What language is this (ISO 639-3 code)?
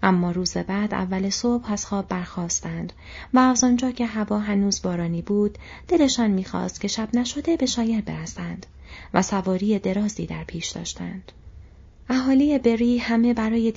fas